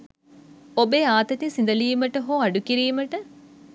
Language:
Sinhala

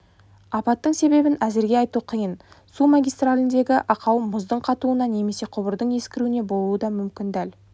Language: Kazakh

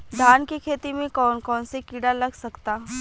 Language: Bhojpuri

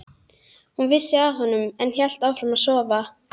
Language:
Icelandic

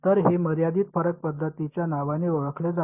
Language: Marathi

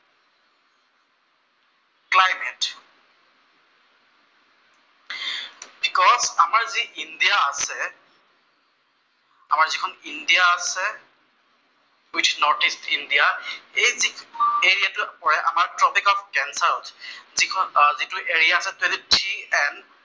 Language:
Assamese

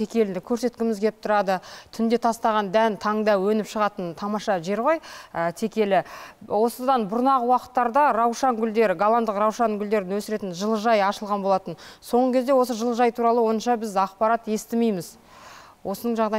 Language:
Turkish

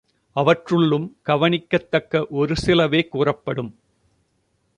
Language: Tamil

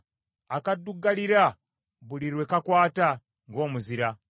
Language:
Ganda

